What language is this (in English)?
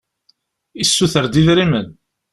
Kabyle